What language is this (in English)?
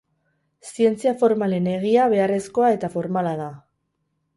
Basque